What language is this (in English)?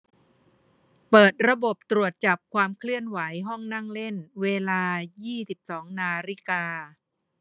Thai